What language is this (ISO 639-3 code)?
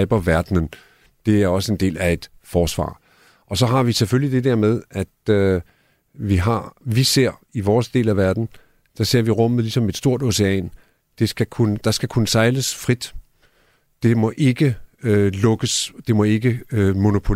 dan